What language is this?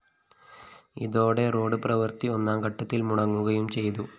Malayalam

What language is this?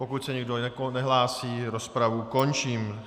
Czech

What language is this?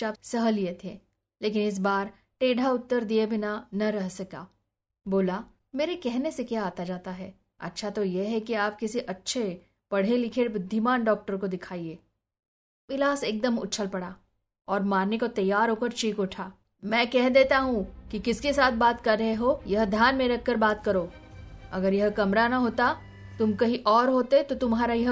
Hindi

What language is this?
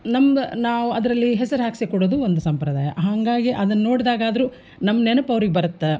Kannada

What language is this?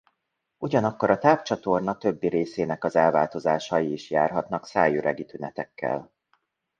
Hungarian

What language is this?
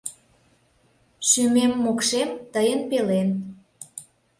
Mari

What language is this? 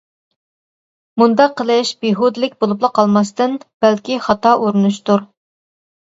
Uyghur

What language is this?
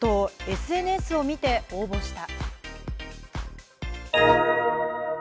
Japanese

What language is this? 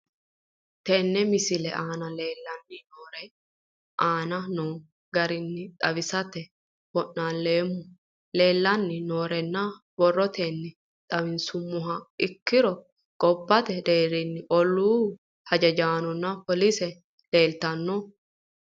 Sidamo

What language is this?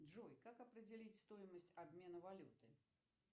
Russian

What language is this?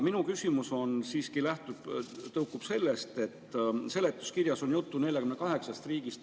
Estonian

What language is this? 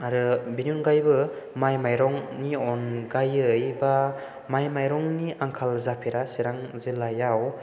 Bodo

